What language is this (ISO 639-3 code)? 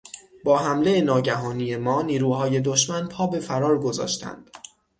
fas